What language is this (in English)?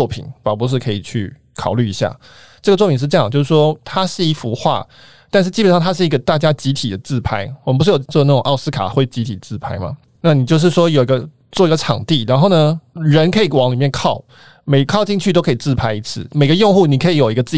Chinese